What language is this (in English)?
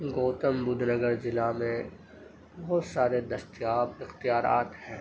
Urdu